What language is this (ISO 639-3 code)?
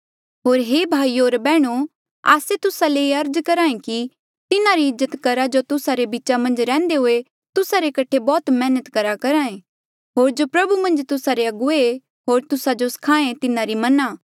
mjl